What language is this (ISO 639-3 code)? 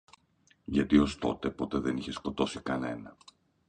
ell